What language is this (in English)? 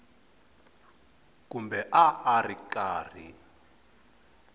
Tsonga